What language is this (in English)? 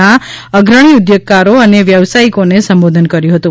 Gujarati